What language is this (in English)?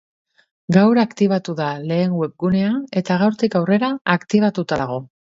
Basque